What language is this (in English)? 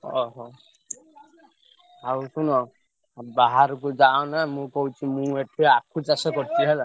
Odia